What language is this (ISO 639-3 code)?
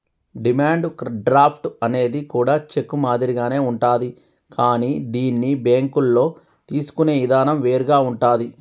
tel